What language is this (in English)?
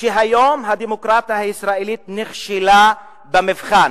Hebrew